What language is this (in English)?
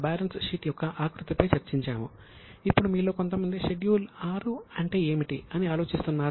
Telugu